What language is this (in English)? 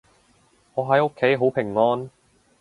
Cantonese